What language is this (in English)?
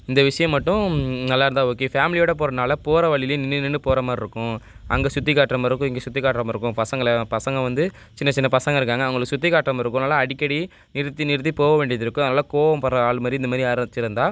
Tamil